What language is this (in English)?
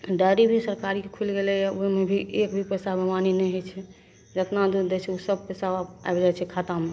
Maithili